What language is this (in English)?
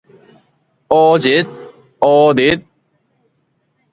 Min Nan Chinese